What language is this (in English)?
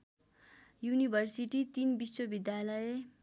Nepali